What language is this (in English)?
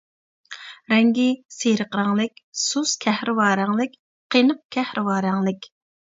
Uyghur